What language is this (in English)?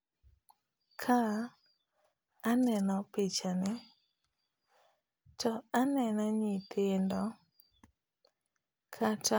Luo (Kenya and Tanzania)